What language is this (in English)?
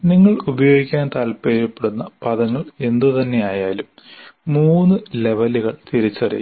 Malayalam